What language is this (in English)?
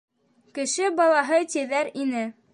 Bashkir